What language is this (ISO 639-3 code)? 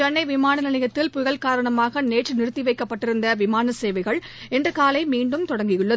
tam